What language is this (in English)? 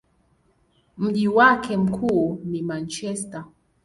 Swahili